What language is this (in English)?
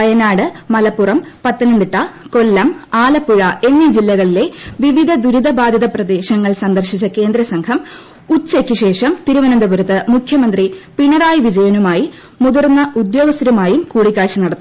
Malayalam